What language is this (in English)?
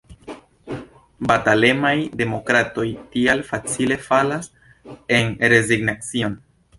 Esperanto